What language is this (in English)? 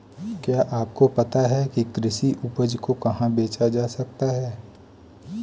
Hindi